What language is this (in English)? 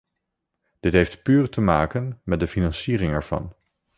Dutch